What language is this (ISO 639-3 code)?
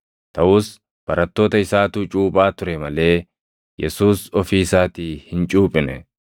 orm